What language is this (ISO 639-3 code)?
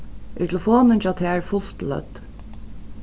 fao